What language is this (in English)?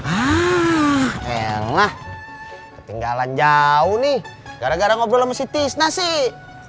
Indonesian